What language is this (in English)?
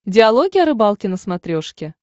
Russian